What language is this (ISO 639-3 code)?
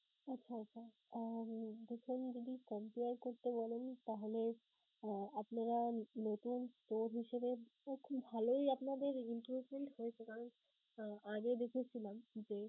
ben